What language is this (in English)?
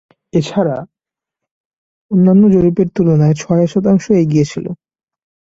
Bangla